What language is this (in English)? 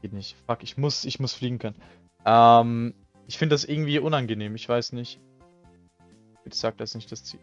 German